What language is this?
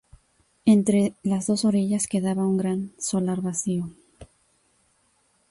Spanish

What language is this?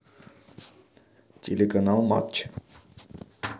Russian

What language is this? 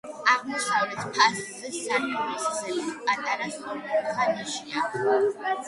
Georgian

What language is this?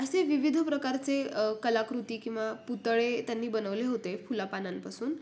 Marathi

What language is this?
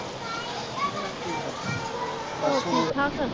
Punjabi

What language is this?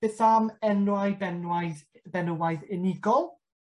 Welsh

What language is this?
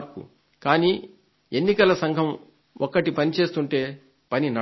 Telugu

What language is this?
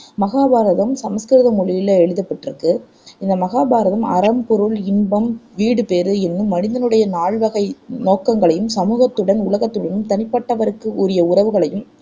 Tamil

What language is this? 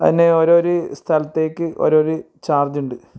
Malayalam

